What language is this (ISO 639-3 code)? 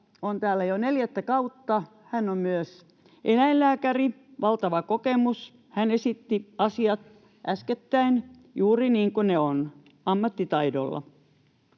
fin